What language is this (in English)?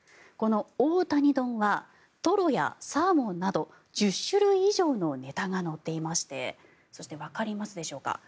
Japanese